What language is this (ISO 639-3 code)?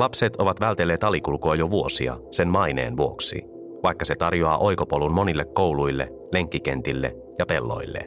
fin